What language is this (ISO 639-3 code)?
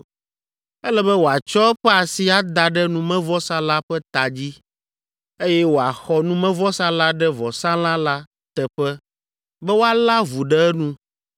ewe